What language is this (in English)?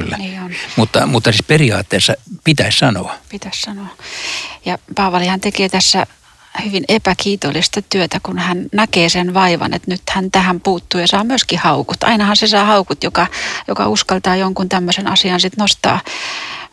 Finnish